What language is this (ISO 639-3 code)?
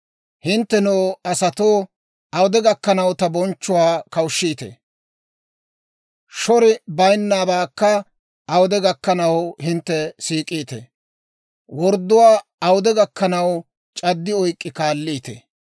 dwr